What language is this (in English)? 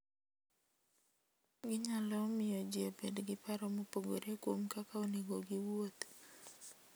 Luo (Kenya and Tanzania)